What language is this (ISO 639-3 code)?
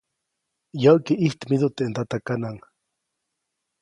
zoc